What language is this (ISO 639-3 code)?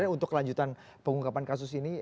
ind